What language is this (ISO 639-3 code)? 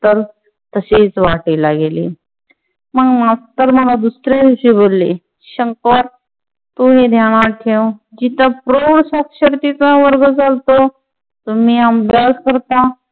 mar